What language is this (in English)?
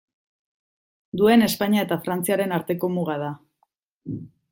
Basque